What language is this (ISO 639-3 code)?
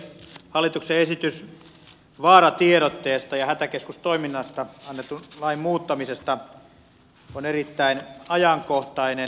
fin